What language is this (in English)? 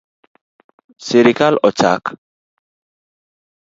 Luo (Kenya and Tanzania)